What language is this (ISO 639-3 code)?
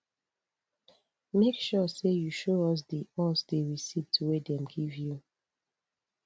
pcm